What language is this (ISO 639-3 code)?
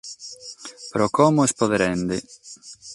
srd